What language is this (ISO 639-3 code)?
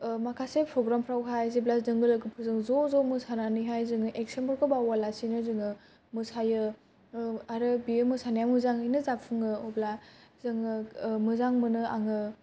brx